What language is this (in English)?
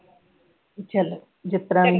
Punjabi